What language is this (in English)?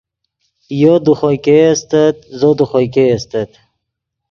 Yidgha